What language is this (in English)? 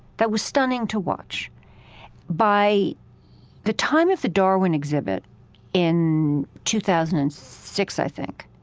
English